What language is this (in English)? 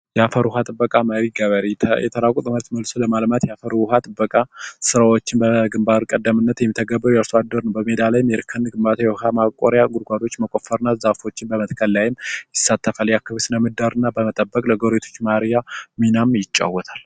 Amharic